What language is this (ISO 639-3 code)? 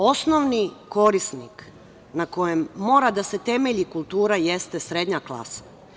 srp